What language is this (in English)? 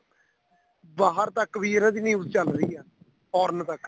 Punjabi